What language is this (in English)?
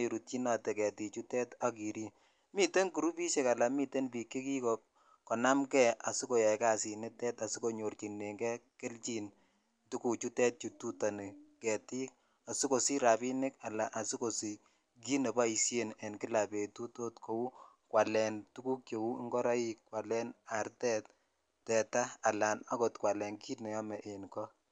Kalenjin